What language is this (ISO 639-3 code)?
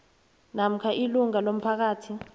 nbl